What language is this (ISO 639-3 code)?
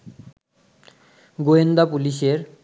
ben